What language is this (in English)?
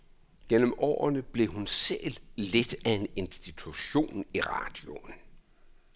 Danish